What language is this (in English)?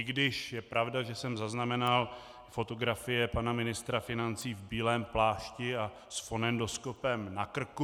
Czech